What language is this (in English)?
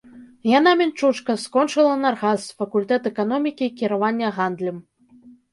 Belarusian